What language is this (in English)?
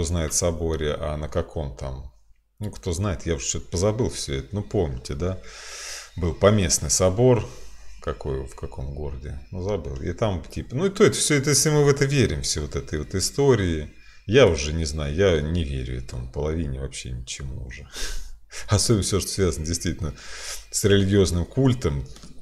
Russian